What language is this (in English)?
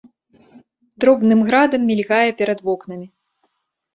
Belarusian